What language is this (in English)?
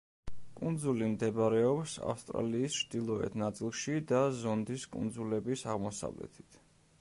Georgian